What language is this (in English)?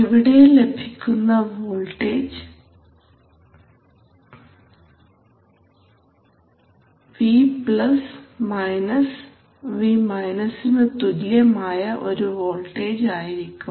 Malayalam